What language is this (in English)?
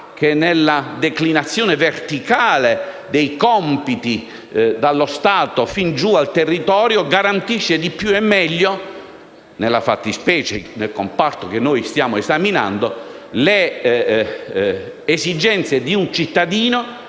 Italian